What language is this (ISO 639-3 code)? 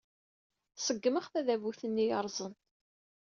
kab